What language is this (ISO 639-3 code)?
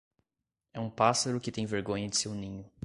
por